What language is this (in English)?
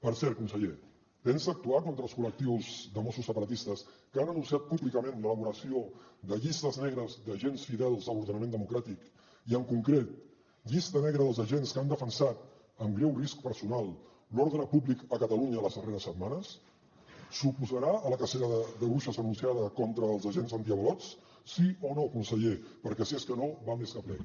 Catalan